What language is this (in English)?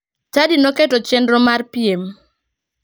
Luo (Kenya and Tanzania)